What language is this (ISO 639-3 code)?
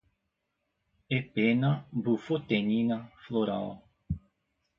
por